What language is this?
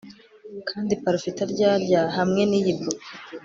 Kinyarwanda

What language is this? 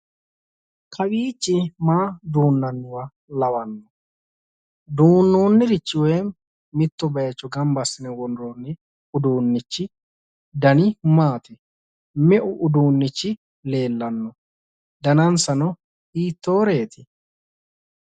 Sidamo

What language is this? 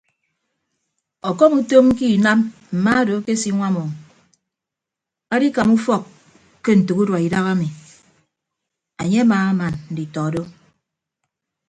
Ibibio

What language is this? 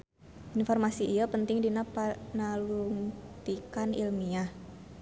Sundanese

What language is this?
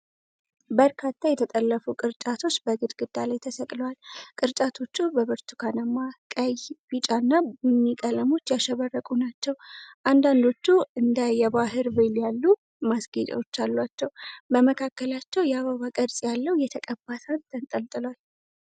Amharic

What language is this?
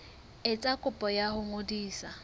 Southern Sotho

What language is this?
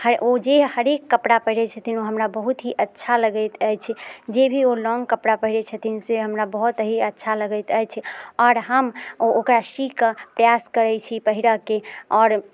Maithili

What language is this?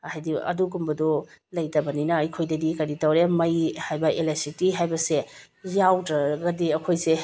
Manipuri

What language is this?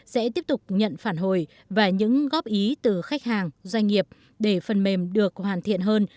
Vietnamese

